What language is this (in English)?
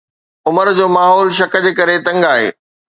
Sindhi